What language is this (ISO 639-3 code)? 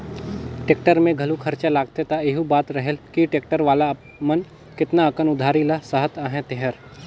hne